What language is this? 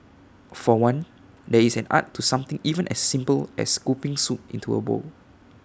English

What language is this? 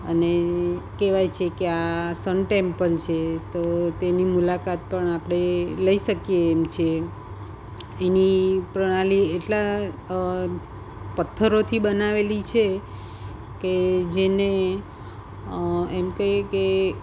Gujarati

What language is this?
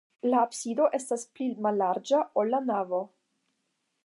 Esperanto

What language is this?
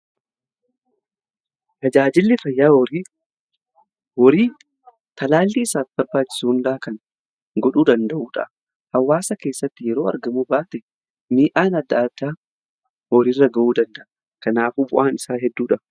Oromo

